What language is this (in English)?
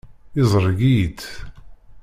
Kabyle